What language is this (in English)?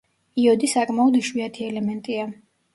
Georgian